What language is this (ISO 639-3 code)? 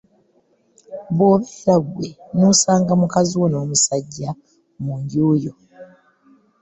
lug